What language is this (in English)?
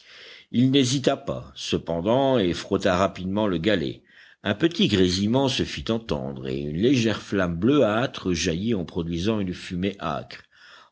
French